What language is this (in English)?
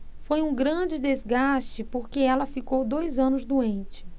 Portuguese